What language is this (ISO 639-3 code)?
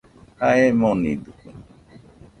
hux